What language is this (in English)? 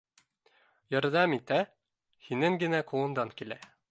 Bashkir